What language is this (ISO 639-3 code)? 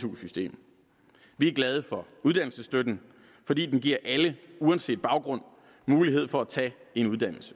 dan